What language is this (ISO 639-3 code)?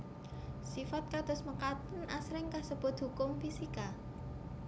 jav